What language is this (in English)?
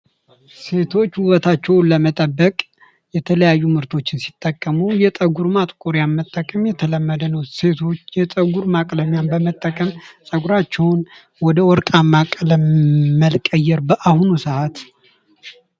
Amharic